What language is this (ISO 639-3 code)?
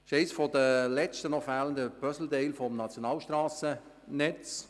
gsw